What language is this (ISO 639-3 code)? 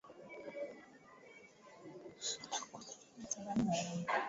swa